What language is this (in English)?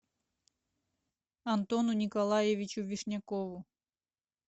Russian